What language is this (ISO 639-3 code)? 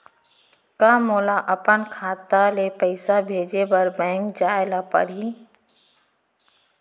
hne